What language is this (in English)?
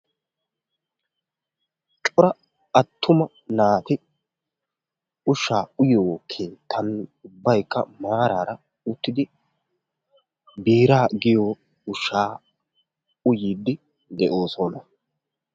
Wolaytta